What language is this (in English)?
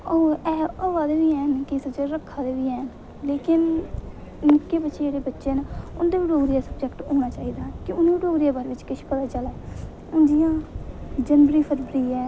Dogri